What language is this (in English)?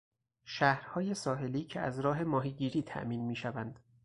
Persian